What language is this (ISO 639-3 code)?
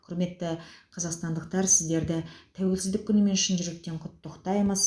kaz